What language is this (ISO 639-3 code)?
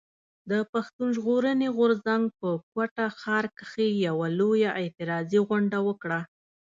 pus